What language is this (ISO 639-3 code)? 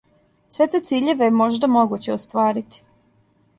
srp